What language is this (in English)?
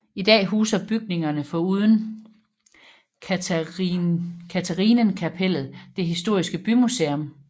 Danish